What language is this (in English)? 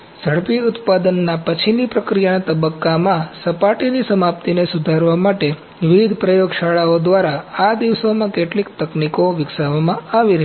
Gujarati